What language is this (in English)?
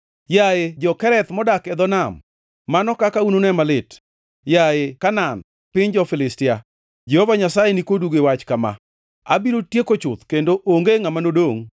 Luo (Kenya and Tanzania)